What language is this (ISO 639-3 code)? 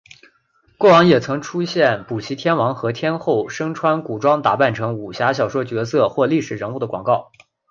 zho